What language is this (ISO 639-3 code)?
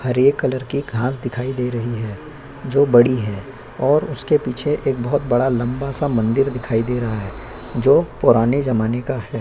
hin